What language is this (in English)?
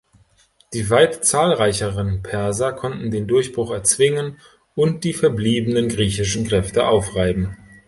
German